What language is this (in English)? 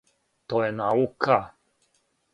Serbian